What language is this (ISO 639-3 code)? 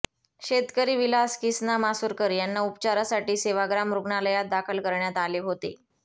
mar